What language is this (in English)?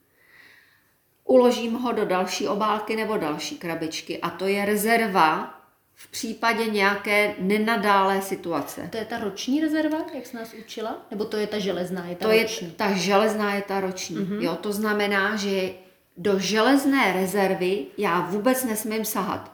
Czech